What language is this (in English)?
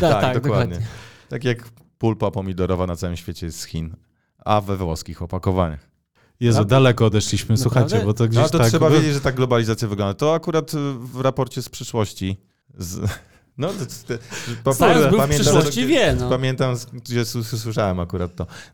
Polish